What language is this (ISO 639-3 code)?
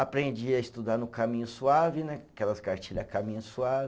por